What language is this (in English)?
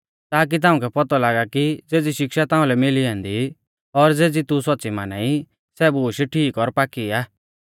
Mahasu Pahari